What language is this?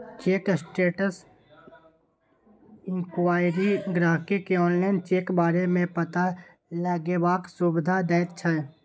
Maithili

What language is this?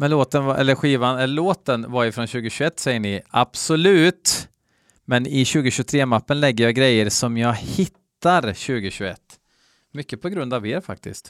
Swedish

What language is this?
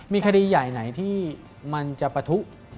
Thai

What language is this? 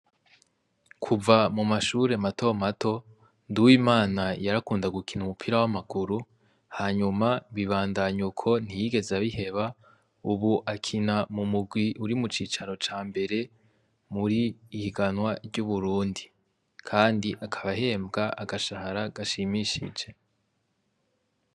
Rundi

